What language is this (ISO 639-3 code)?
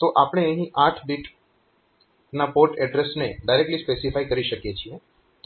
guj